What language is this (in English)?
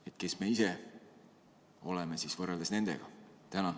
Estonian